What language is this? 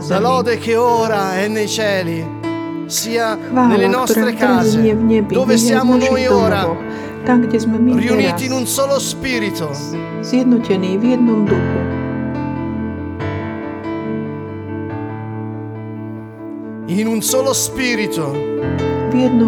Slovak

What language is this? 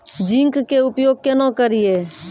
Maithili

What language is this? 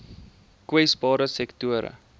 Afrikaans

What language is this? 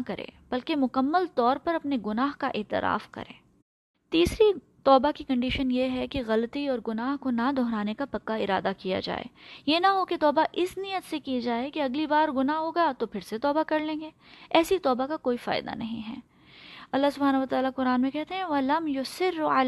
Urdu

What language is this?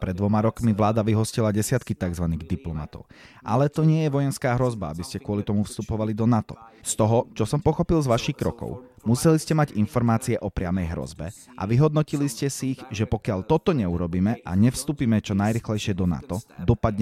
Czech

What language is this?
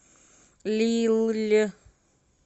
Russian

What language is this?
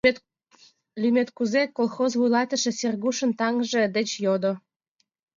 Mari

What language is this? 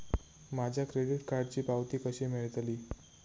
Marathi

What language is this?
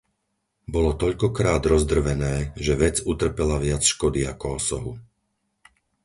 Slovak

